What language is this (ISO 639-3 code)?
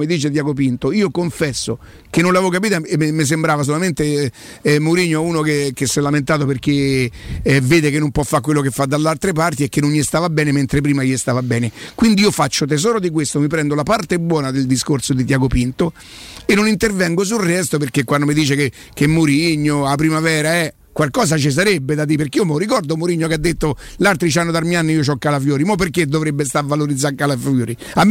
ita